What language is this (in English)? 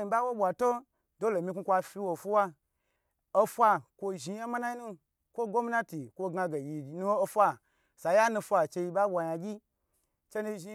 Gbagyi